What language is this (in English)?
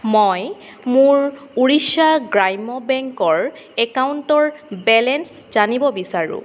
Assamese